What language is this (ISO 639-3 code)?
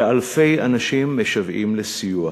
heb